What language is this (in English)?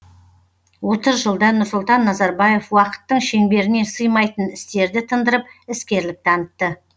Kazakh